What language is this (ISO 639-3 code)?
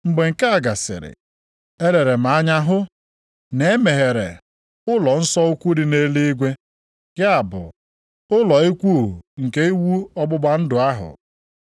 ibo